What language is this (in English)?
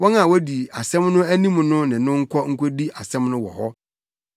Akan